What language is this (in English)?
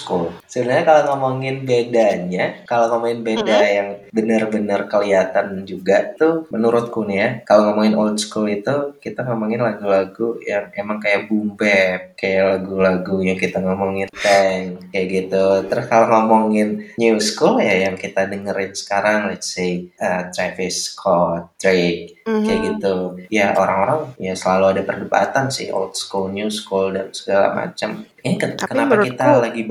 Indonesian